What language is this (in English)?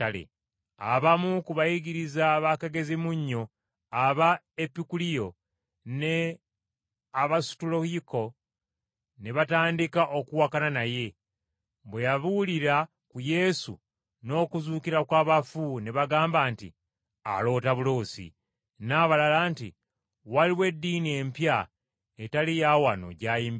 Ganda